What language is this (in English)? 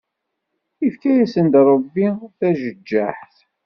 Kabyle